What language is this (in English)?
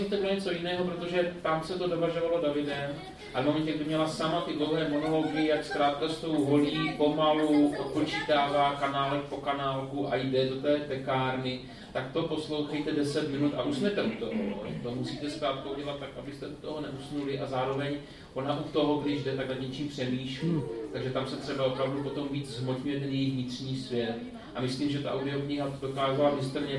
Czech